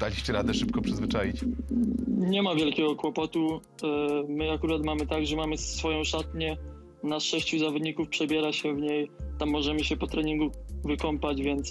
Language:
Polish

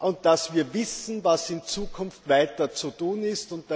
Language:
German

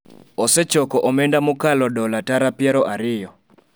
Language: Luo (Kenya and Tanzania)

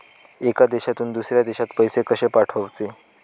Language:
Marathi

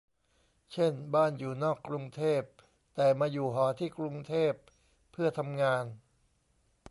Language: Thai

